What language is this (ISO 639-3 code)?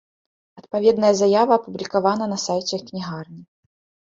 bel